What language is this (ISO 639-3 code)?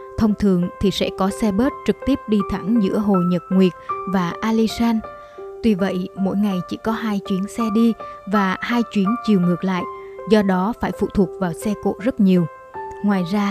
vie